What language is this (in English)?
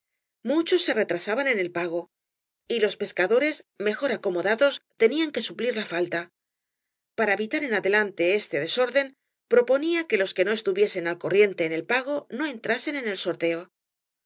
Spanish